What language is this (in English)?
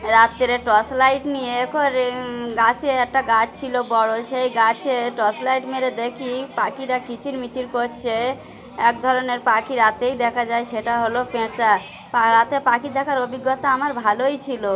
Bangla